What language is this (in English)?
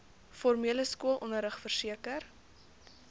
Afrikaans